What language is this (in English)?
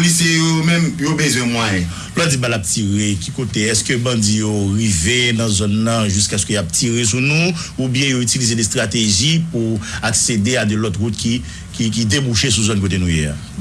French